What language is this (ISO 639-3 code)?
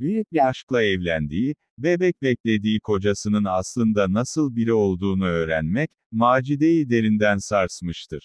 tur